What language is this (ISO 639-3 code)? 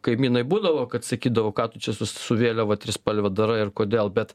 lit